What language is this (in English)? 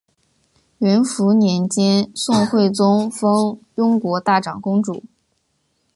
Chinese